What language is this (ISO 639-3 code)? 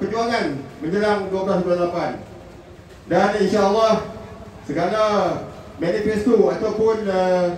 msa